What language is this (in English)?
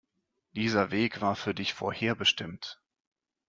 German